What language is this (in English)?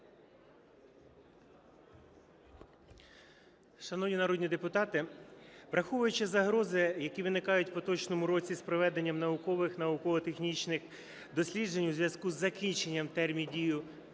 Ukrainian